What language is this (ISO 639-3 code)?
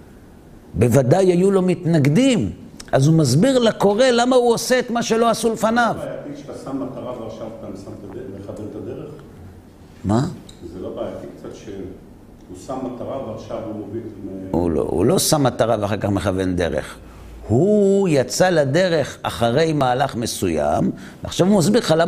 heb